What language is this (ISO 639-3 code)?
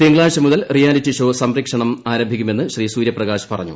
mal